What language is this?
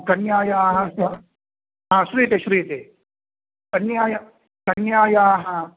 Sanskrit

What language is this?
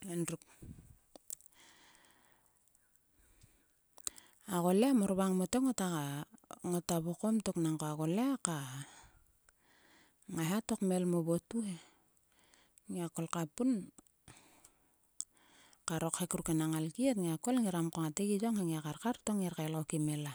Sulka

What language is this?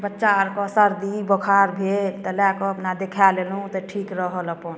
Maithili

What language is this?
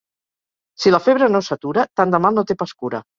Catalan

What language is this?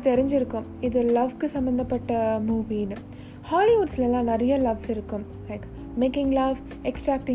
Tamil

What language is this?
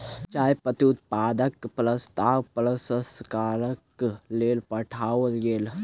Maithili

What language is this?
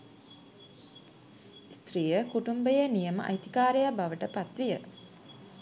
Sinhala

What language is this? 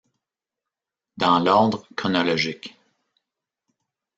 French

